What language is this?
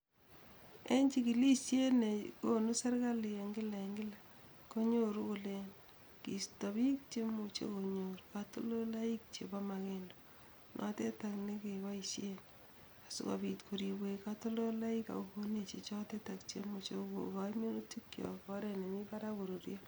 Kalenjin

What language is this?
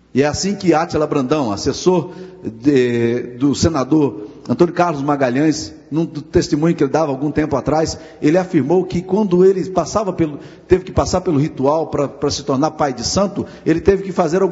Portuguese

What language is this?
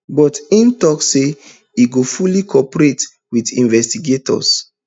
Nigerian Pidgin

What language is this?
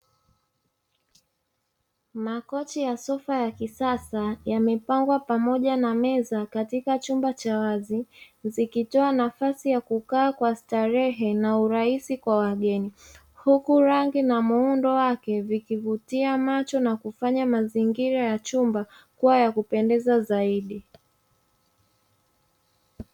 Swahili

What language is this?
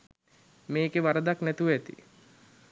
Sinhala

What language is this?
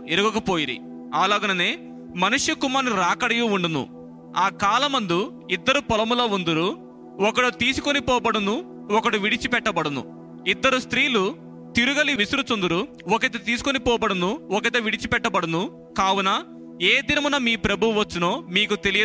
Telugu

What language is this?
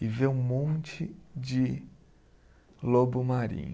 Portuguese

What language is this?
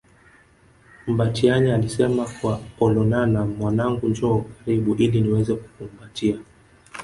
Swahili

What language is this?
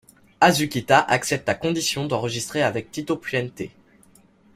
French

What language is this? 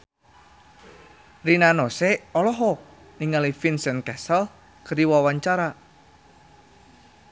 Sundanese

